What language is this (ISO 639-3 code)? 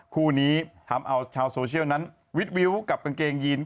tha